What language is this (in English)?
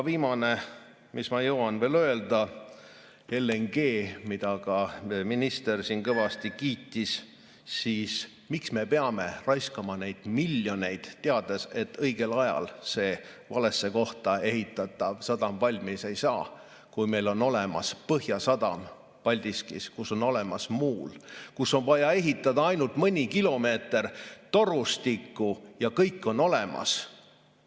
Estonian